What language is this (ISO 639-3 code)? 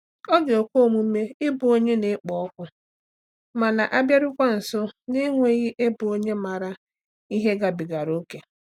ibo